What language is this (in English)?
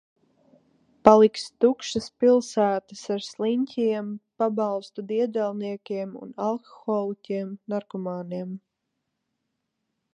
Latvian